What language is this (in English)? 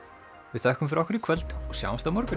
Icelandic